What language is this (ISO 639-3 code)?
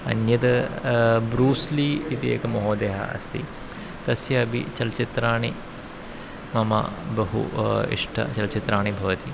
san